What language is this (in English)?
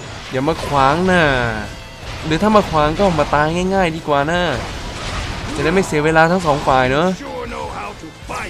Thai